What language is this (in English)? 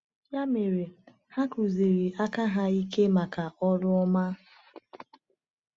Igbo